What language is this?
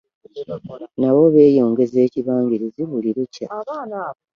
Ganda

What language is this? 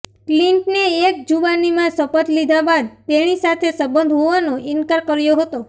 Gujarati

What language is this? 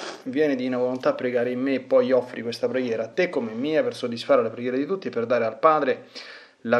Italian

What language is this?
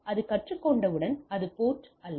Tamil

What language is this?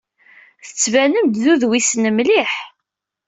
Kabyle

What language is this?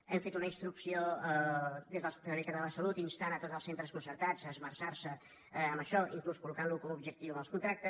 Catalan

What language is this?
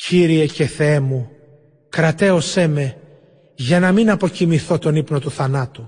Greek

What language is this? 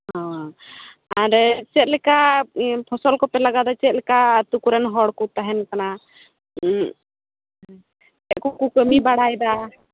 Santali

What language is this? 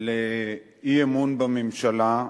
Hebrew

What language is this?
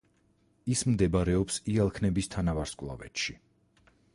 Georgian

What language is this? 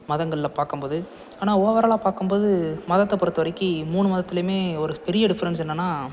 Tamil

